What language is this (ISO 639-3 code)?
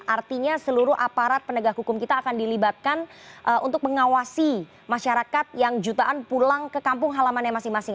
ind